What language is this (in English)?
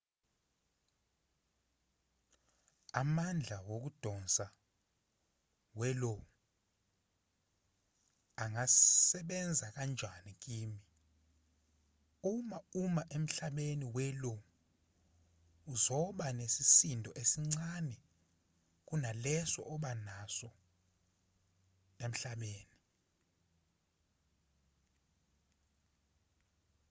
Zulu